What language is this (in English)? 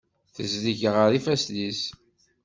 Kabyle